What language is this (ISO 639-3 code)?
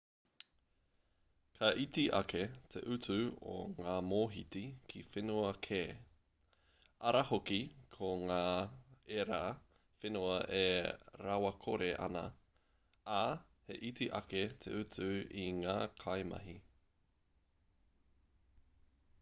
mri